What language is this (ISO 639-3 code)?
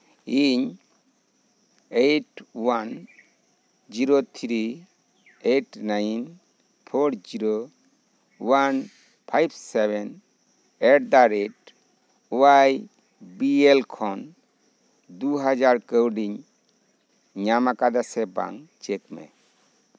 sat